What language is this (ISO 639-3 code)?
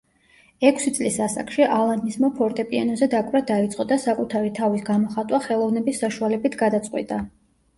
kat